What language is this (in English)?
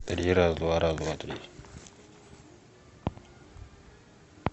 Russian